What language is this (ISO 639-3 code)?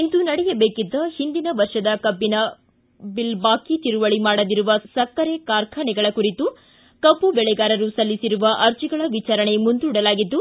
kan